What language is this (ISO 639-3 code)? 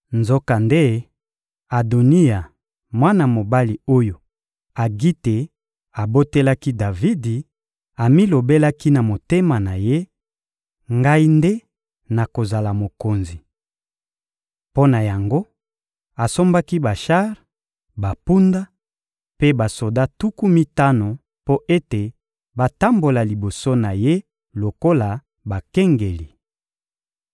lin